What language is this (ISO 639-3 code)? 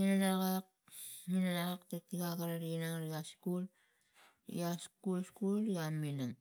tgc